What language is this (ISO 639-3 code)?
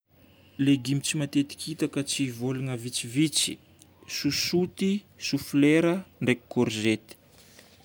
bmm